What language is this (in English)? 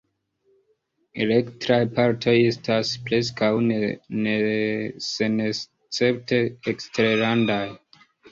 Esperanto